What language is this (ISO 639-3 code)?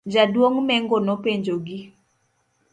luo